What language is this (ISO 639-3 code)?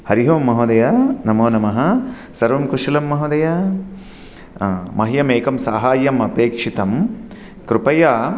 san